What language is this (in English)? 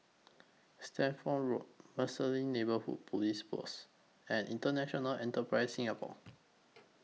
English